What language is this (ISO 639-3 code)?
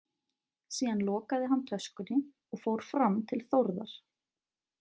isl